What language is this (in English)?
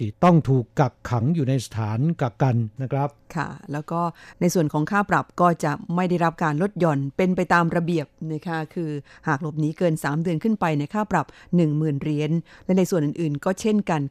Thai